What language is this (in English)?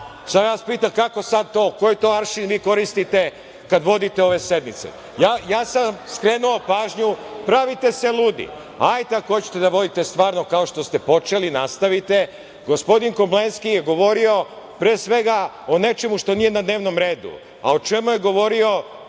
Serbian